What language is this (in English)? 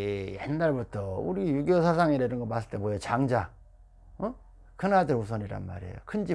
Korean